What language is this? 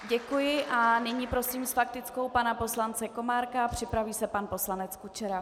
Czech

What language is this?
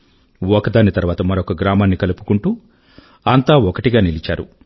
Telugu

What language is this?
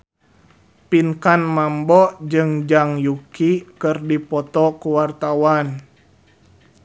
Sundanese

